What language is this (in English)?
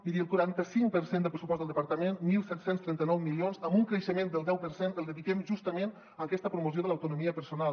Catalan